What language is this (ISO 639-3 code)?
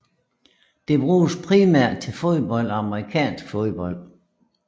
dan